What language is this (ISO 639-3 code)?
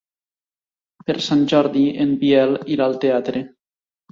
cat